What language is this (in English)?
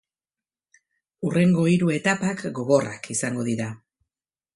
Basque